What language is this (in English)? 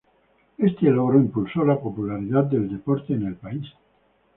Spanish